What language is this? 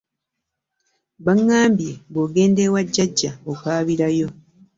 Ganda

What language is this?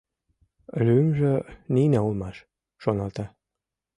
Mari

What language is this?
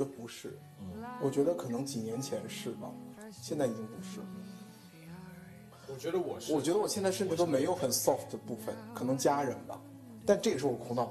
Chinese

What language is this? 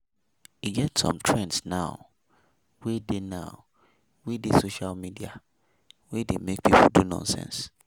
Nigerian Pidgin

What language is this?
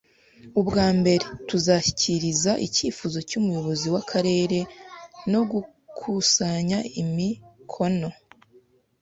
Kinyarwanda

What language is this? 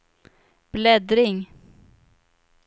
Swedish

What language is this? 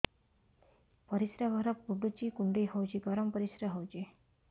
Odia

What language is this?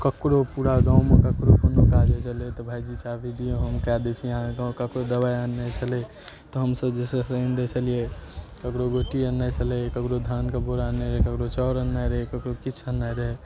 Maithili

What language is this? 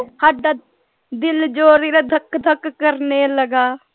Punjabi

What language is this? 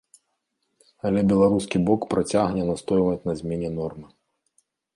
Belarusian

